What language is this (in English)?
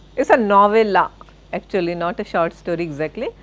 English